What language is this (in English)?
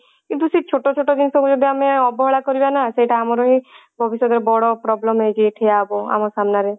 Odia